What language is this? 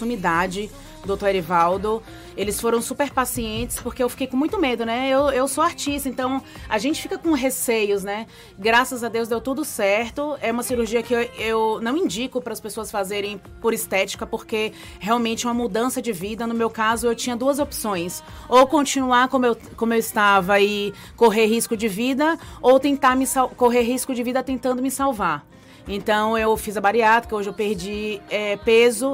Portuguese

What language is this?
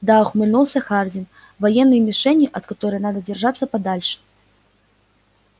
Russian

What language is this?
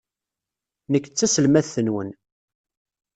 Kabyle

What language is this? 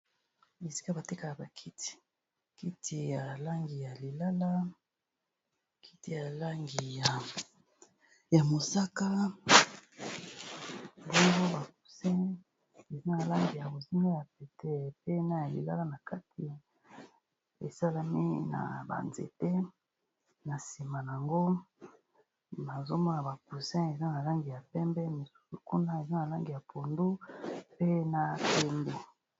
Lingala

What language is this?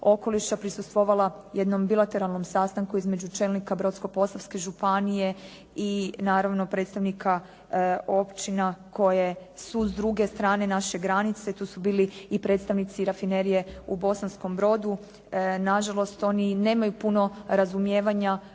Croatian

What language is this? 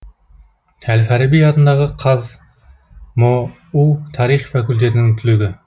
Kazakh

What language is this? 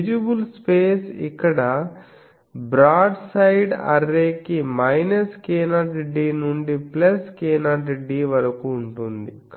Telugu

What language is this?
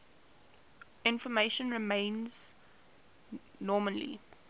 English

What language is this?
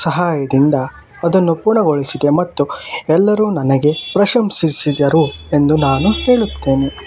Kannada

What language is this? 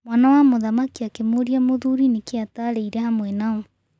Kikuyu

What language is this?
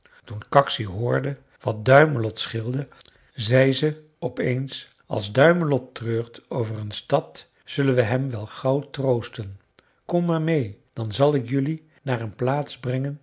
Dutch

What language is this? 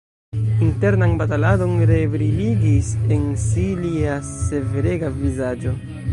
Esperanto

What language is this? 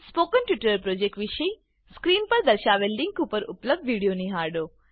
Gujarati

